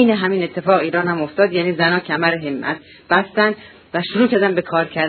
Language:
Persian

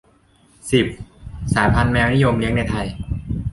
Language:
Thai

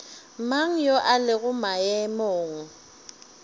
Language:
Northern Sotho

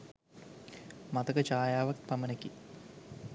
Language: Sinhala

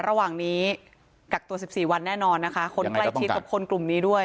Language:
Thai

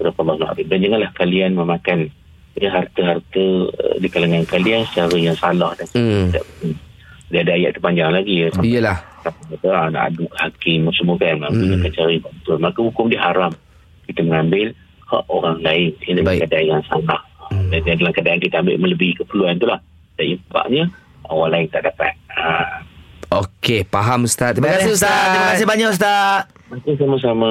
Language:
Malay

